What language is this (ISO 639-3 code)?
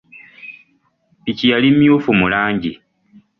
lug